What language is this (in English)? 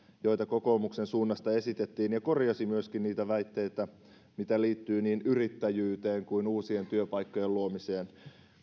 Finnish